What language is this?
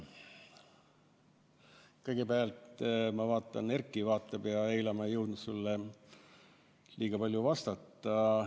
Estonian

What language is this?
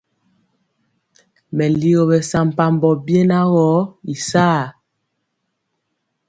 Mpiemo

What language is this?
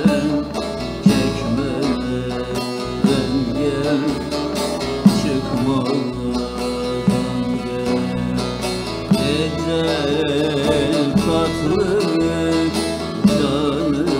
Turkish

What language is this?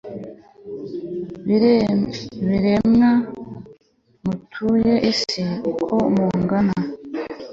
Kinyarwanda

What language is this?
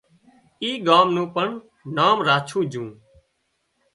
Wadiyara Koli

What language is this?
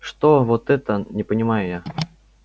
Russian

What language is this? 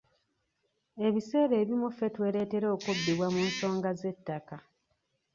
Ganda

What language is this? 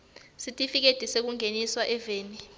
Swati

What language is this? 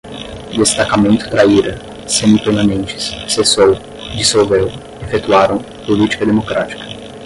Portuguese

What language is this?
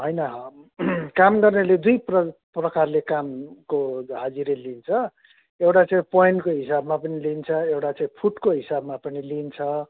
Nepali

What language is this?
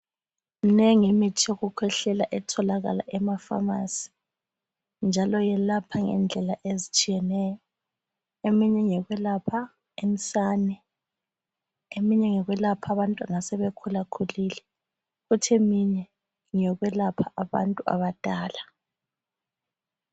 North Ndebele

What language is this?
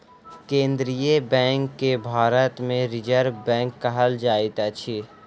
Maithili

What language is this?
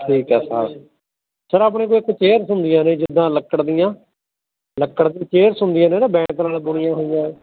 Punjabi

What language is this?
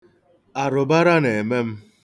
Igbo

